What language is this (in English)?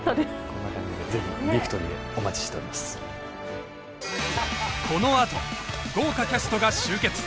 Japanese